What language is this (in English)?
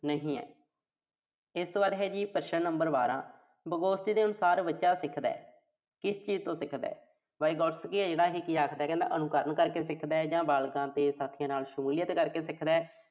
Punjabi